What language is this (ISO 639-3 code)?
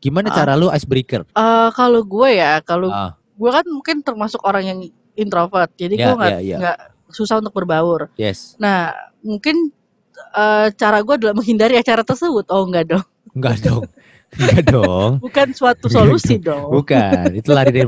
ind